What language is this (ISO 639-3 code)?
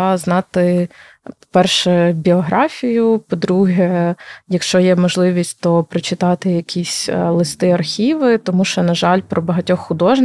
ukr